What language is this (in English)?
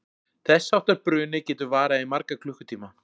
Icelandic